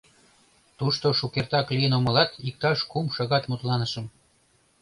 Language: Mari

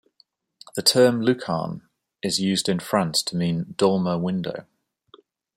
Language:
English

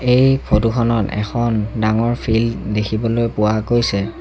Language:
Assamese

